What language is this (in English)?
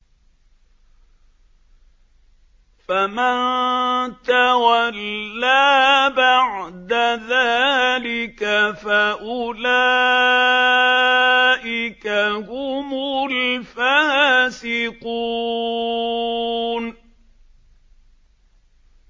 Arabic